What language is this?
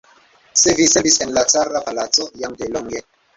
Esperanto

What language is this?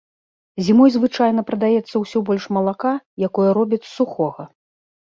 Belarusian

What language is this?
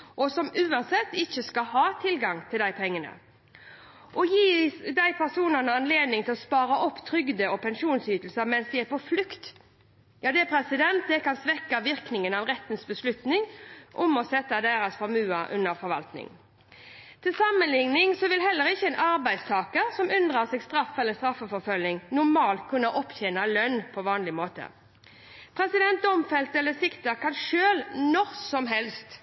Norwegian Bokmål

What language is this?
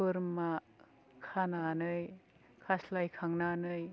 Bodo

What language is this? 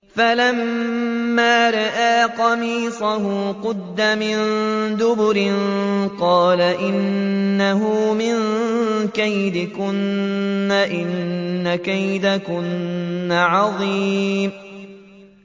Arabic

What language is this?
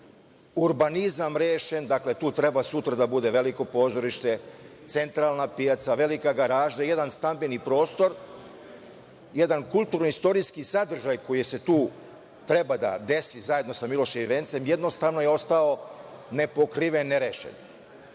Serbian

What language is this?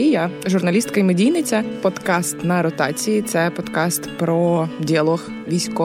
Ukrainian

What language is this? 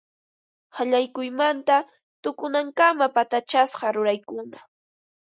Ambo-Pasco Quechua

